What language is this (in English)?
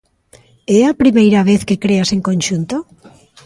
Galician